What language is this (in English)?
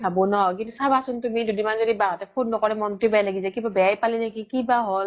Assamese